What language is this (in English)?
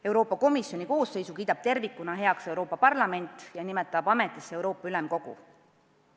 Estonian